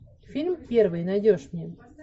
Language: Russian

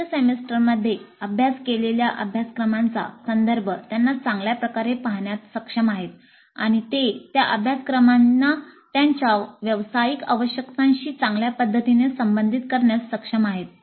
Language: Marathi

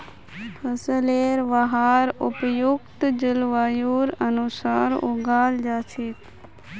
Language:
Magahi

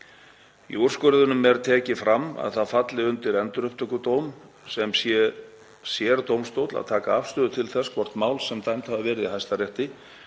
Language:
Icelandic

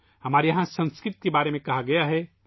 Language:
Urdu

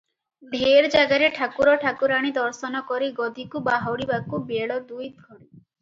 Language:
Odia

